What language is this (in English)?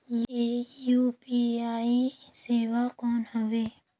Chhattisgarhi